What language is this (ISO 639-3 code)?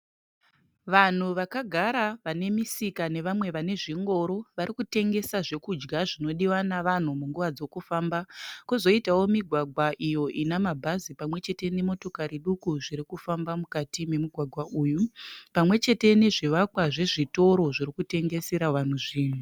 sna